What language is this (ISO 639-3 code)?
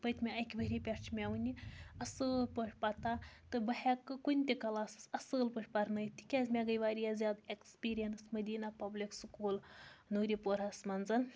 kas